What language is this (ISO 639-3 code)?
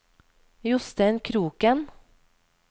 nor